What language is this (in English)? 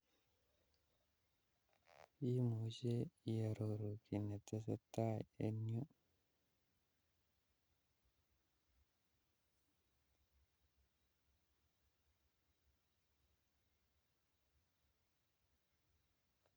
Kalenjin